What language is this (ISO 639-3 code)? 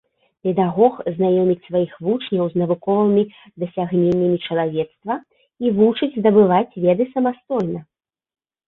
bel